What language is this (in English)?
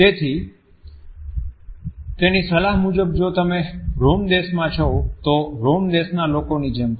Gujarati